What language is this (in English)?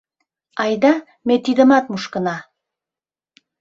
Mari